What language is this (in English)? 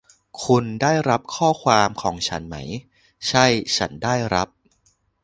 Thai